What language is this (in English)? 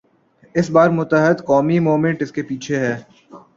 Urdu